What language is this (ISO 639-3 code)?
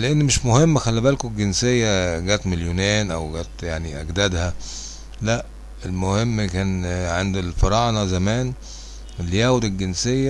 ara